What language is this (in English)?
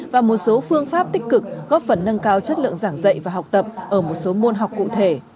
Vietnamese